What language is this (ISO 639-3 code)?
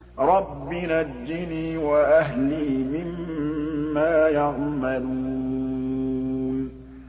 ara